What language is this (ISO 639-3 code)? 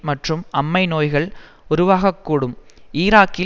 tam